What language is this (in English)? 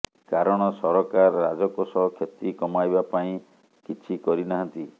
Odia